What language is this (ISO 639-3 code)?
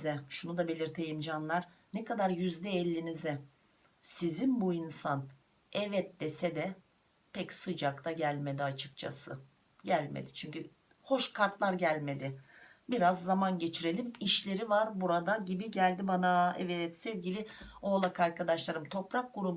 tur